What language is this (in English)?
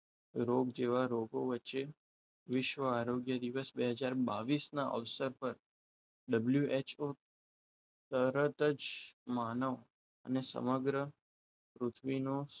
Gujarati